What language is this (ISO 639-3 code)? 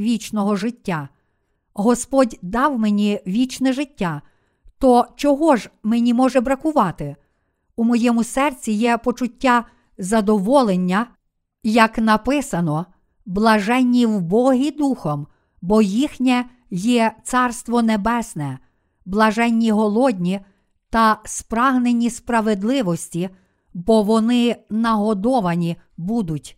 ukr